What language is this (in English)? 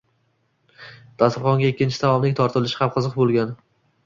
Uzbek